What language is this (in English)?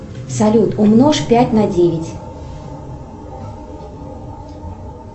Russian